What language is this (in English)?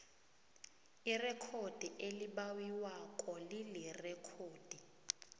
South Ndebele